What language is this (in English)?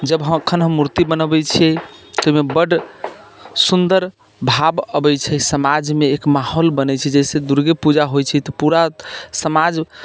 Maithili